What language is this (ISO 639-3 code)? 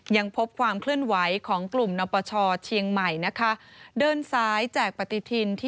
tha